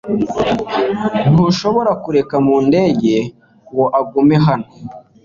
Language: Kinyarwanda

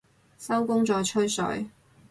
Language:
Cantonese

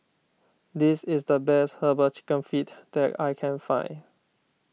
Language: English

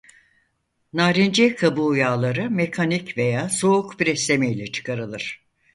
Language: Turkish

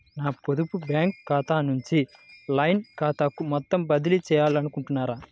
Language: Telugu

